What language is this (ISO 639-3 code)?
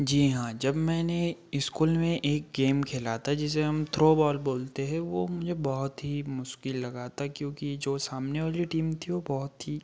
hin